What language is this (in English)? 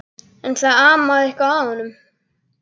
Icelandic